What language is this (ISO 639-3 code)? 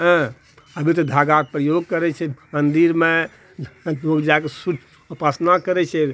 mai